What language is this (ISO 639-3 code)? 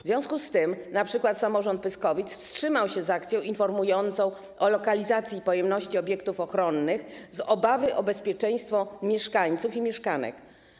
pol